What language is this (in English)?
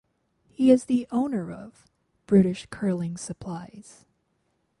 English